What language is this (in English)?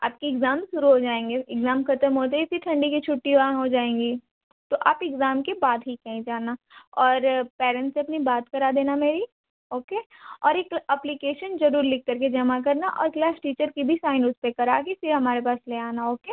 Hindi